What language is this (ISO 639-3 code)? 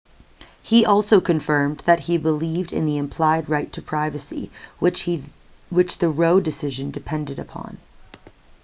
eng